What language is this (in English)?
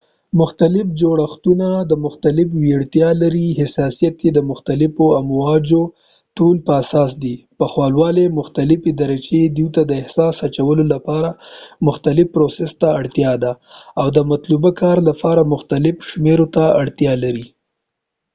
Pashto